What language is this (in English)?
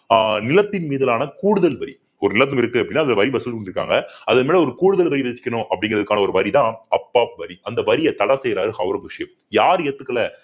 Tamil